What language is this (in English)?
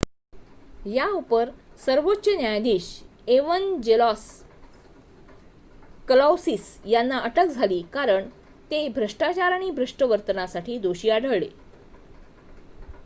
Marathi